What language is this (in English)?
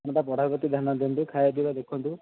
Odia